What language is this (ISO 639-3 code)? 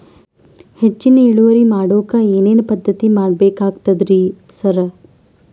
kan